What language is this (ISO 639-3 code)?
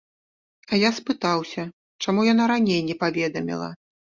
bel